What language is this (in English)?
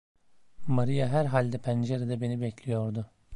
Turkish